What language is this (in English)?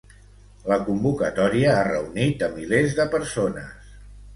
Catalan